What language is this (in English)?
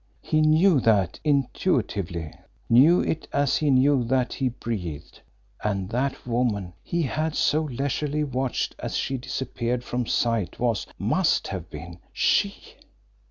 English